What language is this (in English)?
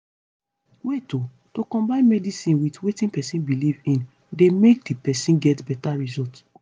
Nigerian Pidgin